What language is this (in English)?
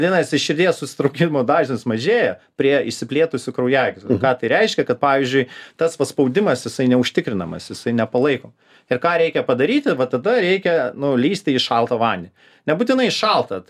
Lithuanian